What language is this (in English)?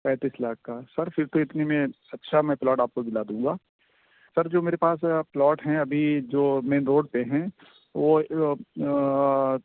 Urdu